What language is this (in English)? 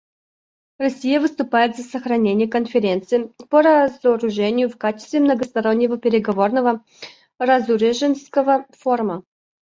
Russian